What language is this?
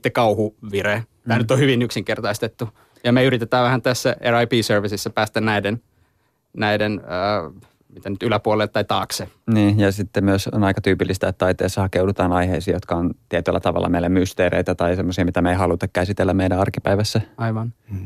Finnish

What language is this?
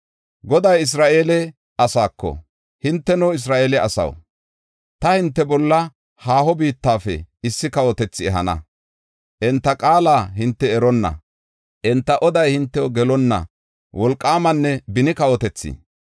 Gofa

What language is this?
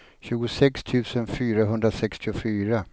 Swedish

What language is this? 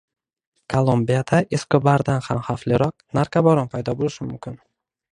Uzbek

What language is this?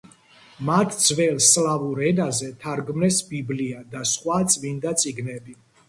Georgian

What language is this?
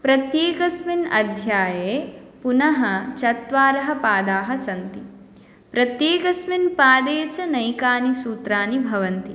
Sanskrit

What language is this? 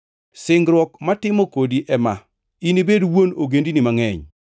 Luo (Kenya and Tanzania)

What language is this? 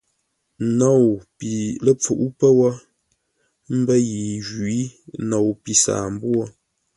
Ngombale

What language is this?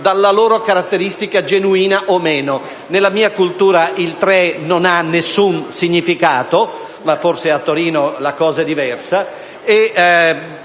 Italian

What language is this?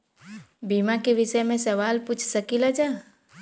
Bhojpuri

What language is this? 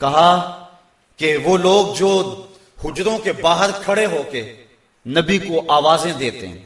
Hindi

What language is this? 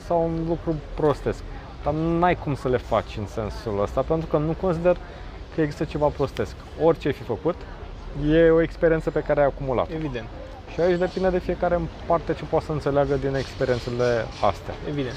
Romanian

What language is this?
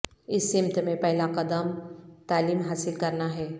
Urdu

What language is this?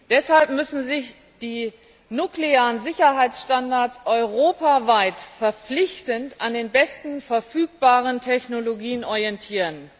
German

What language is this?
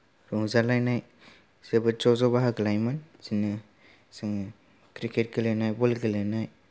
Bodo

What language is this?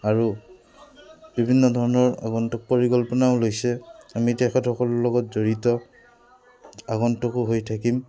Assamese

